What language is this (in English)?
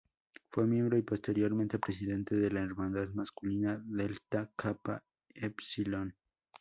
Spanish